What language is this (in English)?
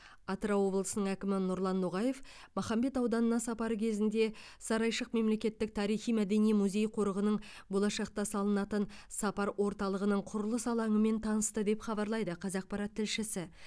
Kazakh